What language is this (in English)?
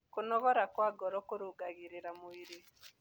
Kikuyu